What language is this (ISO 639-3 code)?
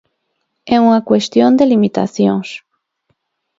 glg